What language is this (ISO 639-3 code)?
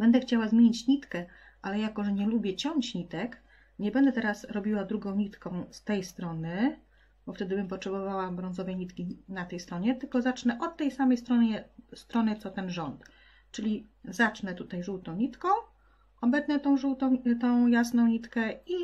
pol